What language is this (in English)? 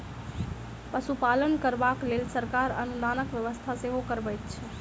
Maithili